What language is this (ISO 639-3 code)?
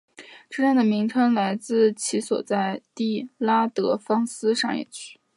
zho